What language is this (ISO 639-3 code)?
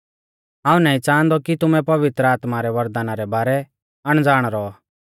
bfz